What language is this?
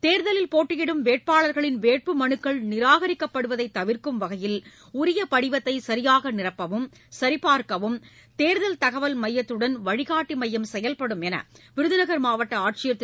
Tamil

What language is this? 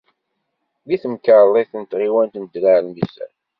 Kabyle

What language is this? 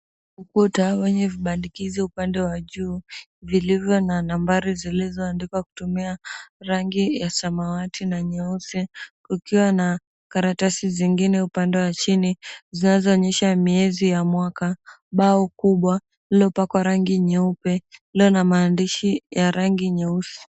Swahili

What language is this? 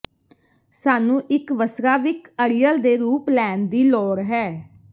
Punjabi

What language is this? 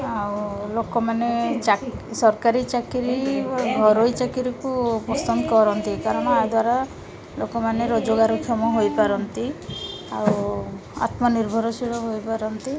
Odia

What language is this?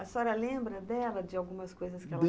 Portuguese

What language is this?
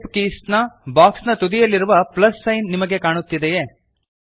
Kannada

